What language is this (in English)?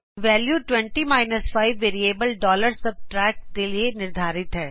Punjabi